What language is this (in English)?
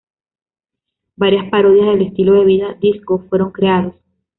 Spanish